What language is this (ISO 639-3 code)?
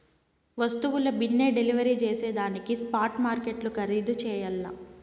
tel